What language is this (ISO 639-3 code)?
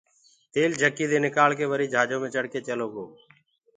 ggg